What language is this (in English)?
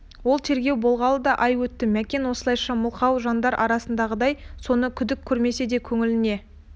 Kazakh